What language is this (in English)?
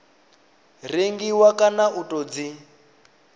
Venda